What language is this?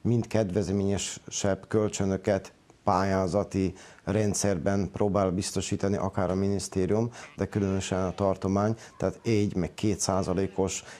Hungarian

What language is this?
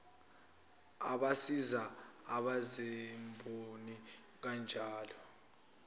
Zulu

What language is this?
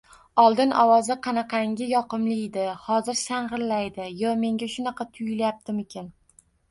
Uzbek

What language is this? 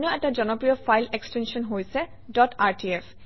Assamese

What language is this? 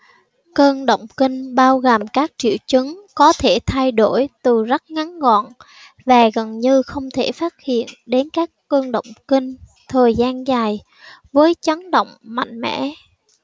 Vietnamese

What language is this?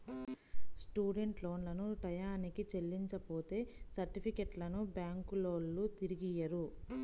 Telugu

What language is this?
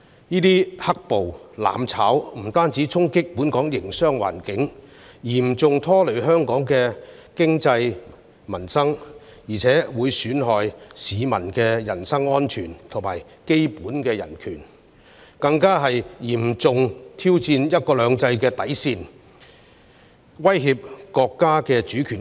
Cantonese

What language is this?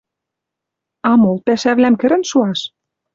Western Mari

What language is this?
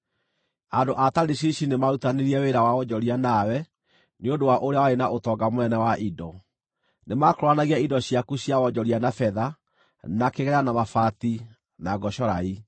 Kikuyu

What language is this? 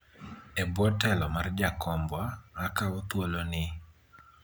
Luo (Kenya and Tanzania)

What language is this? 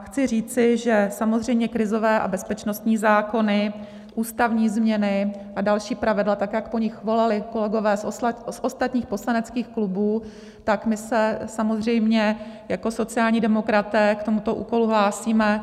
Czech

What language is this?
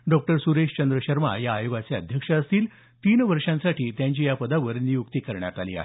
Marathi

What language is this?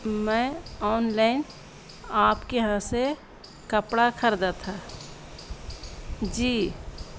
Urdu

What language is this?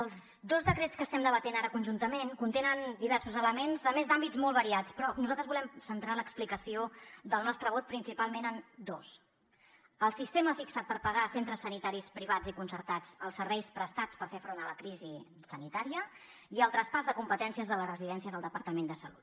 Catalan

